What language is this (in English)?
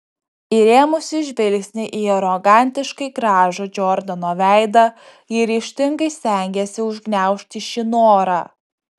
Lithuanian